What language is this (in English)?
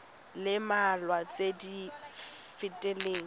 Tswana